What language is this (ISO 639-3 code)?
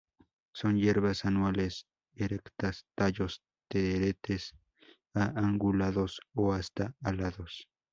spa